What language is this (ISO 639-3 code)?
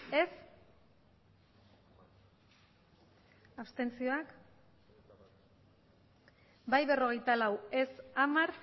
eus